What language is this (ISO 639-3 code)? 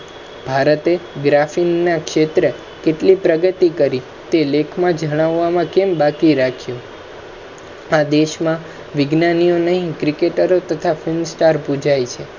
guj